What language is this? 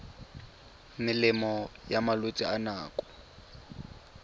Tswana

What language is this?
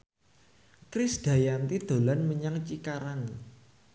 Javanese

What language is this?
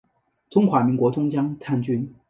Chinese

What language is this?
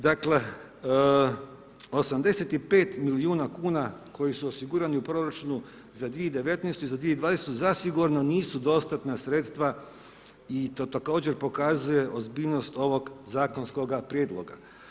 Croatian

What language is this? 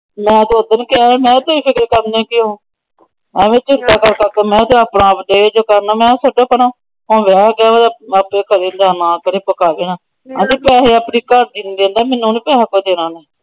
Punjabi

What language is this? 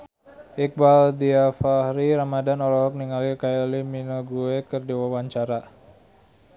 Sundanese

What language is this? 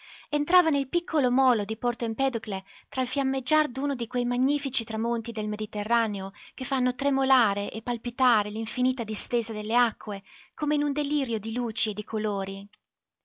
Italian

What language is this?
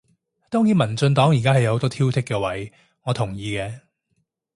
Cantonese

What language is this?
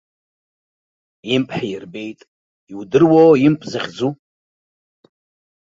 Abkhazian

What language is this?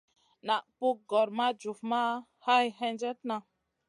Masana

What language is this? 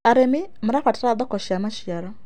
Kikuyu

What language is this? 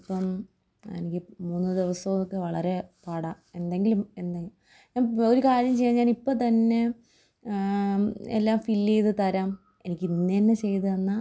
Malayalam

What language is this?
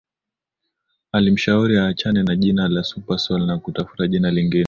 Swahili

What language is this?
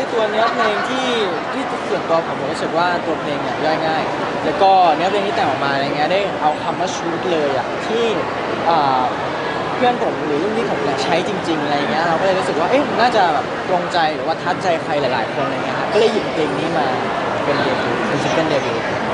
Thai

